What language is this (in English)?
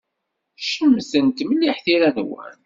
Kabyle